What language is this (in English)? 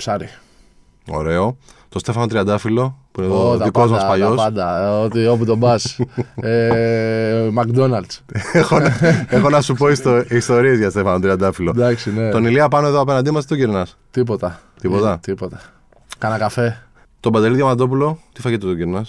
Greek